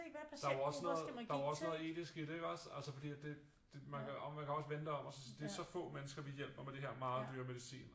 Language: Danish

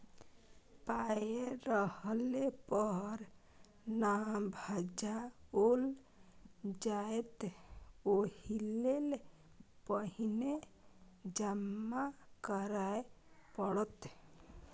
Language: Maithili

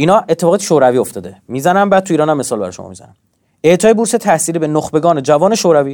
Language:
Persian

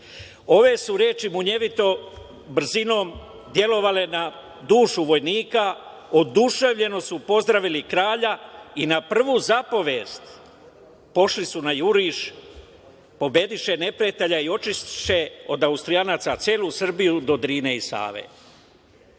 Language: Serbian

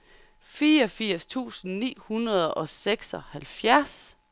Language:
Danish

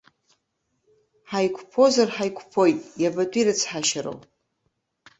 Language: Abkhazian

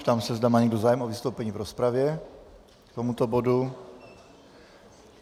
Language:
Czech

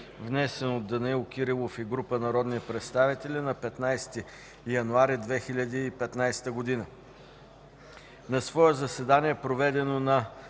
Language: Bulgarian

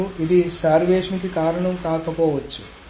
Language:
Telugu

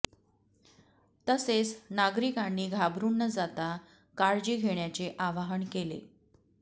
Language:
Marathi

